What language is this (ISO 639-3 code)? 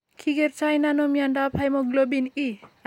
kln